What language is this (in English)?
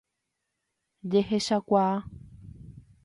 Guarani